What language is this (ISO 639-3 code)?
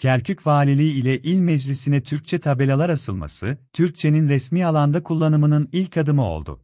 tur